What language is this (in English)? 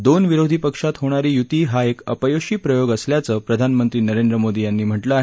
Marathi